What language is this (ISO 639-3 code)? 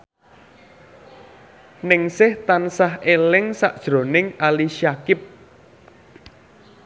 jav